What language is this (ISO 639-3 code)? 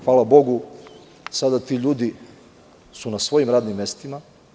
srp